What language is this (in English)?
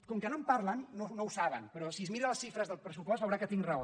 Catalan